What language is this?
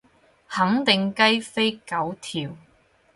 Cantonese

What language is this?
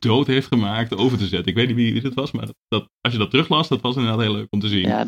Dutch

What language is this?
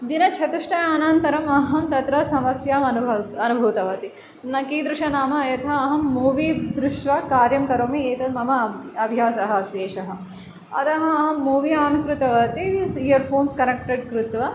Sanskrit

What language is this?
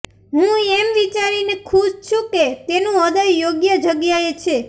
Gujarati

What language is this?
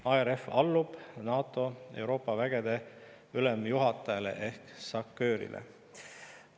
Estonian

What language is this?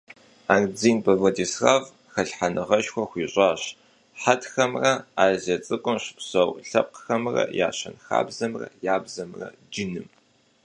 Kabardian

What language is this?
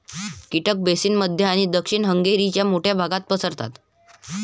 Marathi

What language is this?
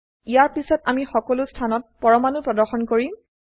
Assamese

